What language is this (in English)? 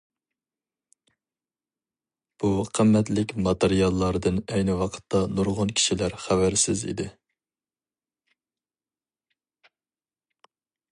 Uyghur